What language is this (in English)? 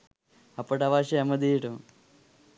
Sinhala